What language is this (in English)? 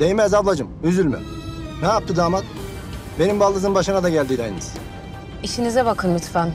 Turkish